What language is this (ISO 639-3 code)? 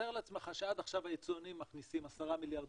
heb